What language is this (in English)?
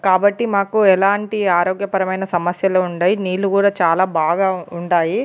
Telugu